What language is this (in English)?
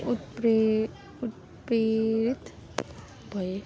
Nepali